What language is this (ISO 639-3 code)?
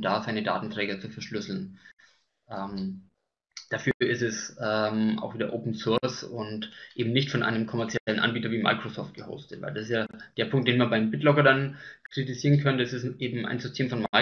deu